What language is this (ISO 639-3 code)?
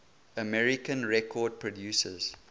eng